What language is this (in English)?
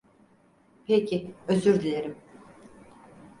Turkish